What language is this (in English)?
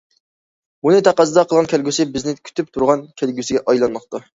Uyghur